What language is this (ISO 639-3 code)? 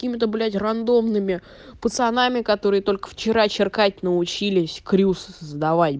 rus